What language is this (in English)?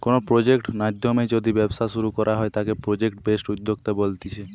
Bangla